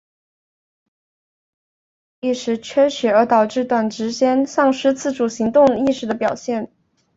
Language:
Chinese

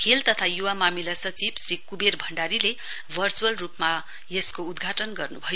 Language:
Nepali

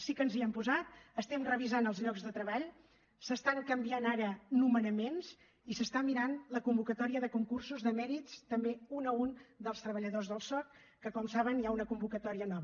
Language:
Catalan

